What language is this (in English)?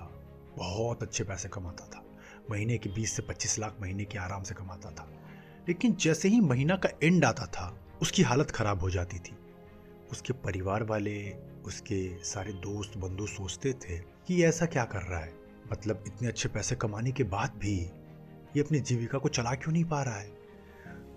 Hindi